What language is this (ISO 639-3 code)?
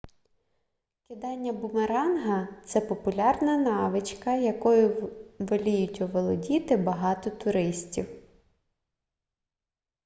ukr